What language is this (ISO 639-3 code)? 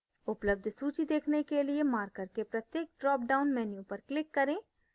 hin